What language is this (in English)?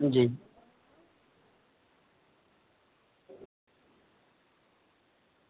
Dogri